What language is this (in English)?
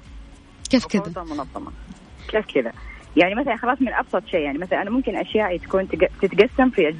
Arabic